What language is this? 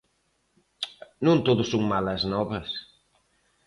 Galician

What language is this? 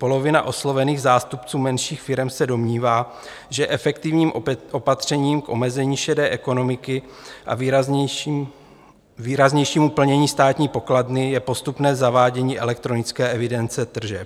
Czech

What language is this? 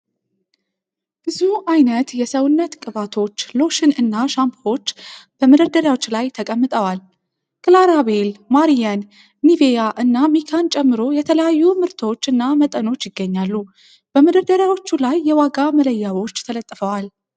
Amharic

